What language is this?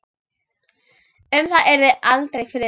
Icelandic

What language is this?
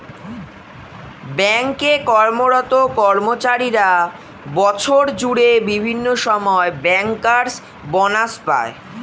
Bangla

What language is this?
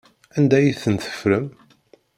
Kabyle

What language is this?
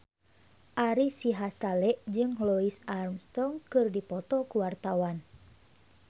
Sundanese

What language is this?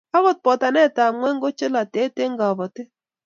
Kalenjin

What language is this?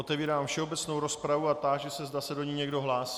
Czech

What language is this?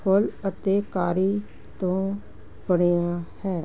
Punjabi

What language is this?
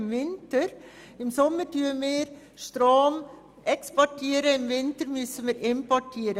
Swiss German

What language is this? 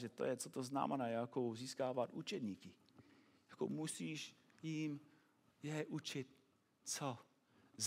Czech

